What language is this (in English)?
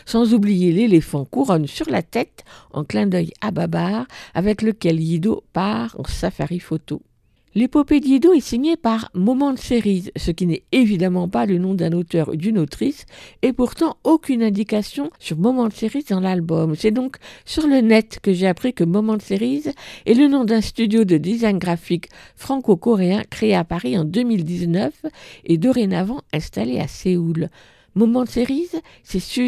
French